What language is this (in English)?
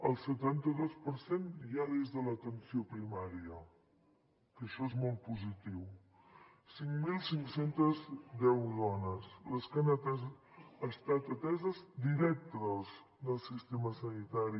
Catalan